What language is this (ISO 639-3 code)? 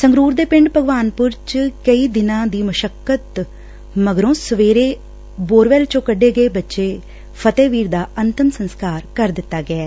pan